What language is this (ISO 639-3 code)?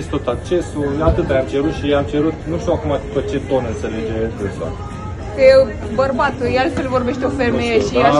ron